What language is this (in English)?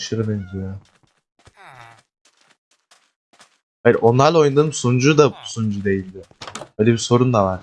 Turkish